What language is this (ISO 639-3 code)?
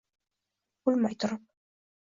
uzb